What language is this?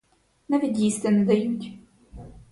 Ukrainian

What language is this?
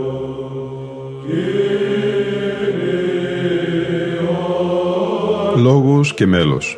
Greek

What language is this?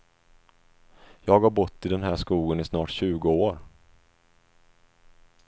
Swedish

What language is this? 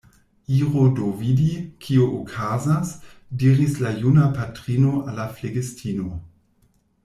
Esperanto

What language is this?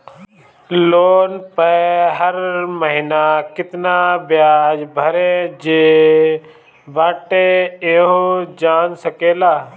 Bhojpuri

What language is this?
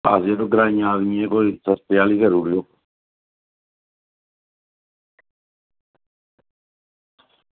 Dogri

